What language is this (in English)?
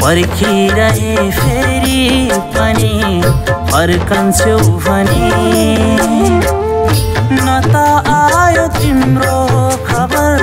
Hindi